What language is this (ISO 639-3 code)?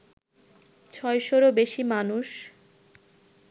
ben